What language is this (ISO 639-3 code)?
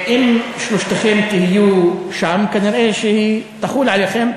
heb